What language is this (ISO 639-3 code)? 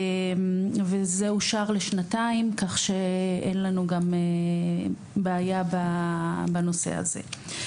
heb